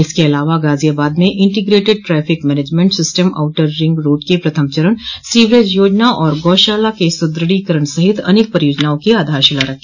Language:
Hindi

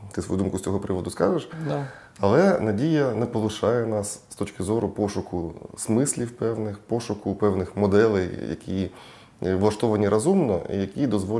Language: Ukrainian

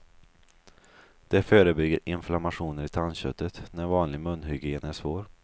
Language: Swedish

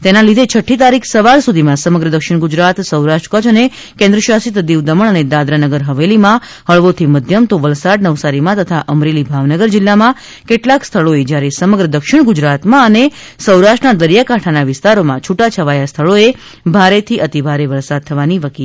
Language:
Gujarati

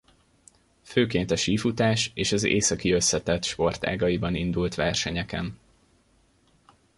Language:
Hungarian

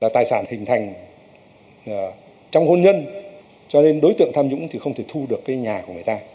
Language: Vietnamese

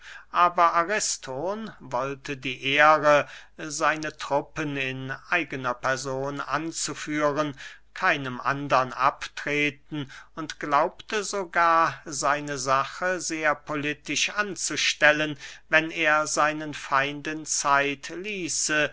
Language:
German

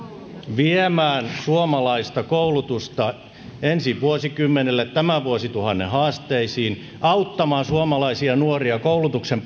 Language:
Finnish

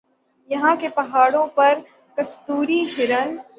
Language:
Urdu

